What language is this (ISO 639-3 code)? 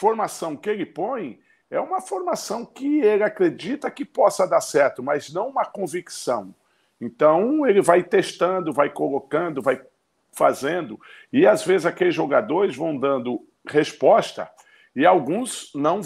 por